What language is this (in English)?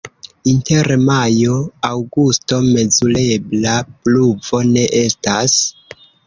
Esperanto